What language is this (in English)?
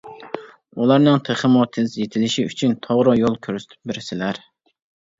Uyghur